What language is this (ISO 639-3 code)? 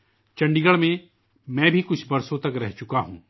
urd